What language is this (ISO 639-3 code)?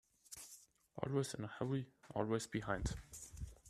eng